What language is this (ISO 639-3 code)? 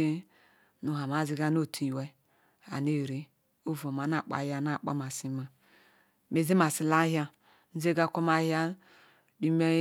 ikw